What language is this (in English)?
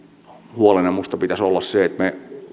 Finnish